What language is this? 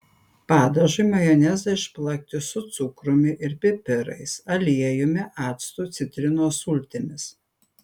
Lithuanian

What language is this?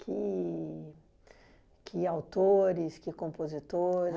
Portuguese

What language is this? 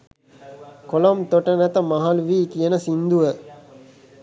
Sinhala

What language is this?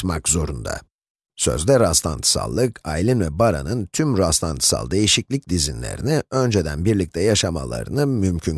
Turkish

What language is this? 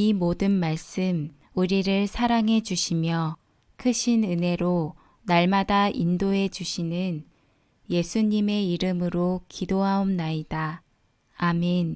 Korean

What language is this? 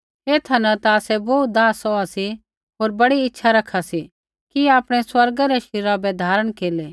Kullu Pahari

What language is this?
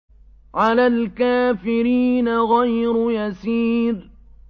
Arabic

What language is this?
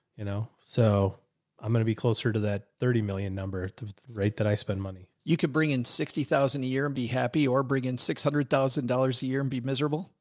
English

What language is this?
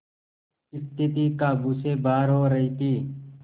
Hindi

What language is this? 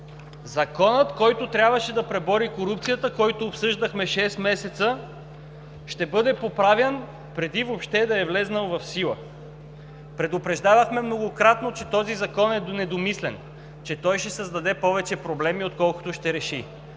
Bulgarian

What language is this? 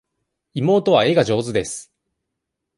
Japanese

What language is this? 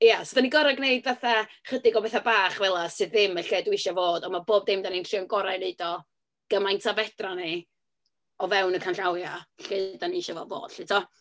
Welsh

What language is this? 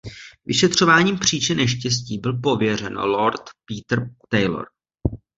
Czech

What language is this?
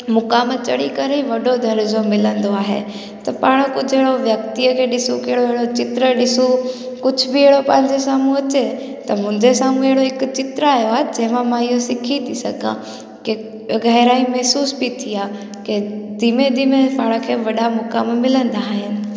Sindhi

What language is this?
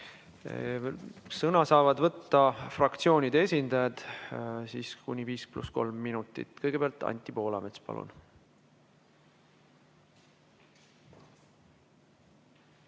Estonian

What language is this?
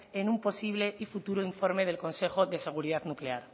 Spanish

